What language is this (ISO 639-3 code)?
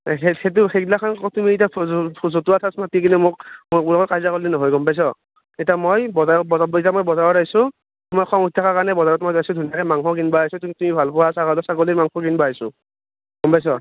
asm